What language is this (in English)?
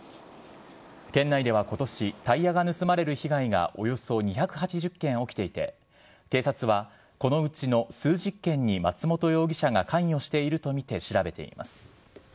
Japanese